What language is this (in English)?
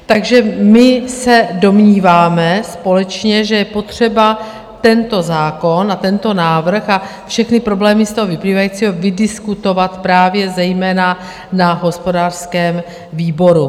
Czech